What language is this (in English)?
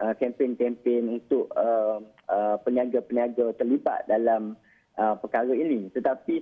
Malay